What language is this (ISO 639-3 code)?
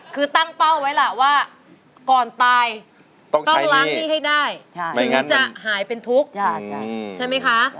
tha